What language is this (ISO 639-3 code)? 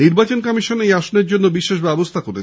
ben